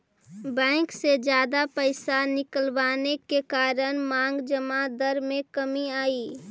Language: Magahi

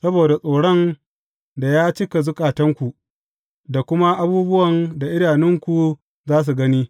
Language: Hausa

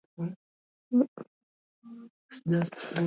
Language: Swahili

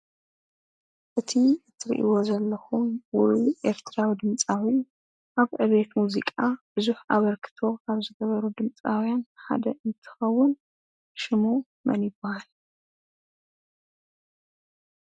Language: Tigrinya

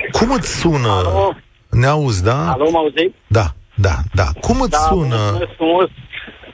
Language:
Romanian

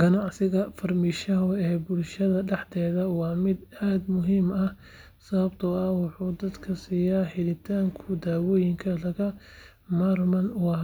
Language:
Somali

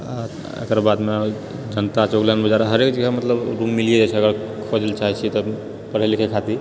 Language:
Maithili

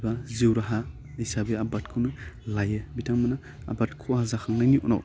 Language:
Bodo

